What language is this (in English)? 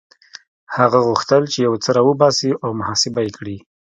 Pashto